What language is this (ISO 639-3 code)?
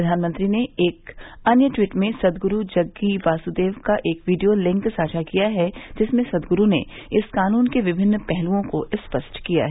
hin